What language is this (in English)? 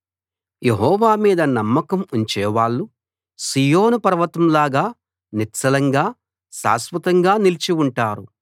Telugu